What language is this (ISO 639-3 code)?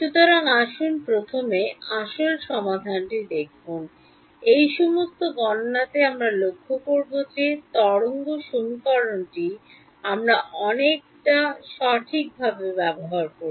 ben